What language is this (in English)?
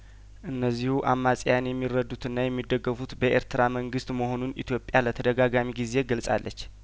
Amharic